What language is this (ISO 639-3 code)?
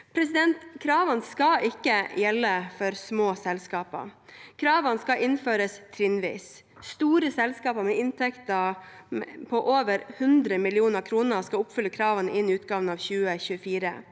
nor